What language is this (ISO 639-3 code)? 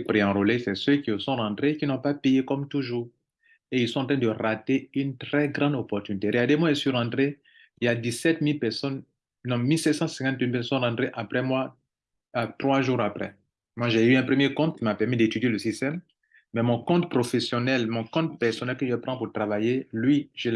fra